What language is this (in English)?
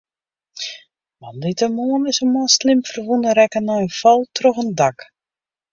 Western Frisian